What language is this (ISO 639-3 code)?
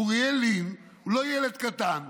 heb